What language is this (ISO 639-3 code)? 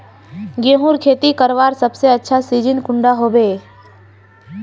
mag